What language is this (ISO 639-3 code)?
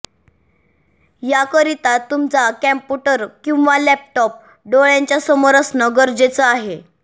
mar